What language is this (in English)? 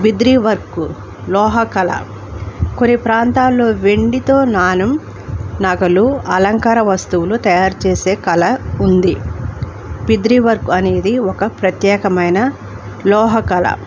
Telugu